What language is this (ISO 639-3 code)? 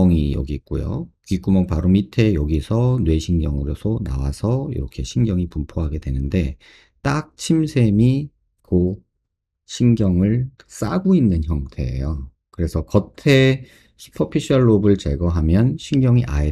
kor